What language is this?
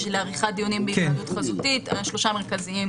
Hebrew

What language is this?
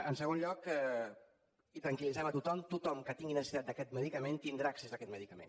Catalan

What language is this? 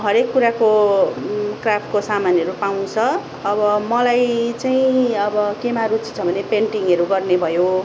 Nepali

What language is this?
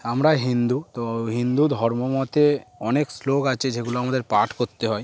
Bangla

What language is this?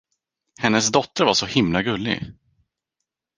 Swedish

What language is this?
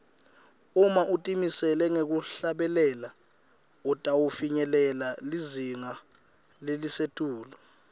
Swati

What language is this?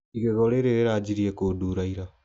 Kikuyu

